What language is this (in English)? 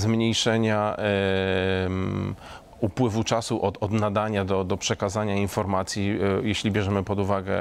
Polish